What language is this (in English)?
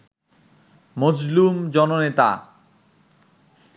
Bangla